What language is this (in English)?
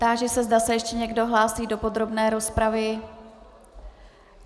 Czech